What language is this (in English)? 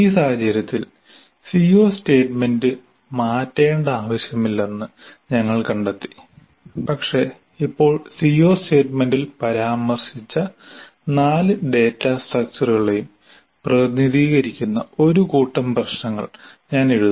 Malayalam